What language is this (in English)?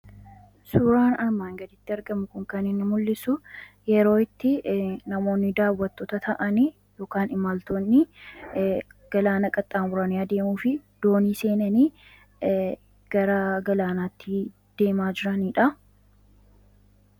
Oromo